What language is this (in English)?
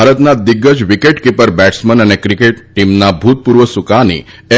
Gujarati